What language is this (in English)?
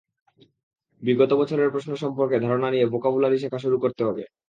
Bangla